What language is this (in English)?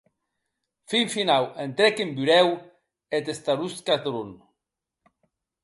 Occitan